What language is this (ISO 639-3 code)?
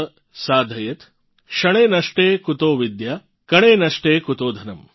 guj